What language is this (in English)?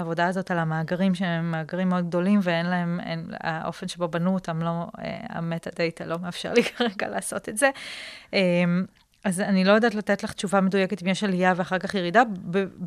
Hebrew